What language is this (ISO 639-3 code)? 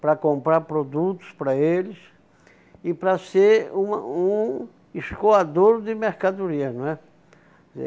por